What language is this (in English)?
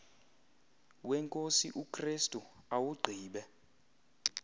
Xhosa